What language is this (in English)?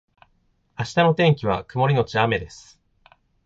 Japanese